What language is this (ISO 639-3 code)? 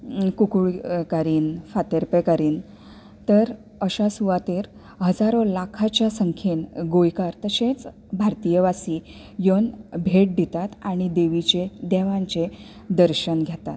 kok